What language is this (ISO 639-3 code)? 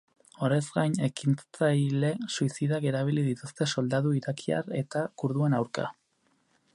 eus